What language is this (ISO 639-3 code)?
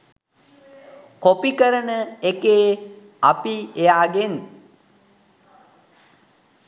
sin